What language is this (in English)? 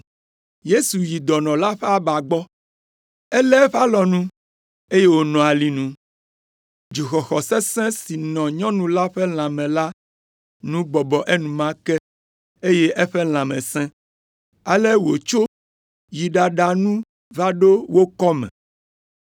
Ewe